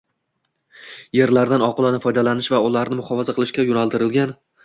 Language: Uzbek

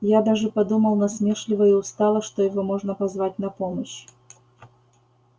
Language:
Russian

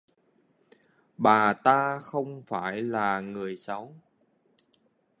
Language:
Vietnamese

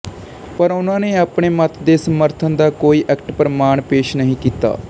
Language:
Punjabi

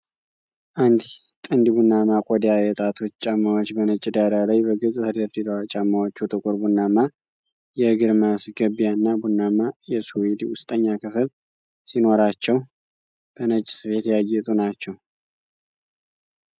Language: Amharic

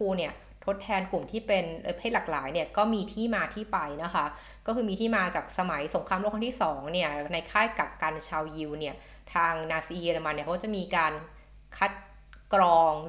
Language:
Thai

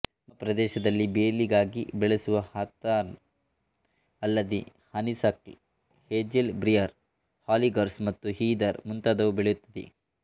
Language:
Kannada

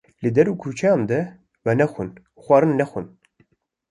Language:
Kurdish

